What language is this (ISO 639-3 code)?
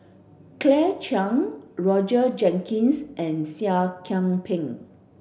eng